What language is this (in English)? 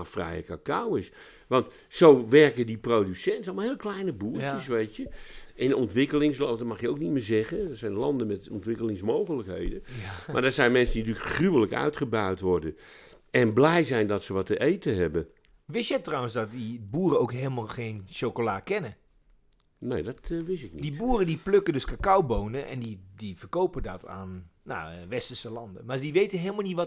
Dutch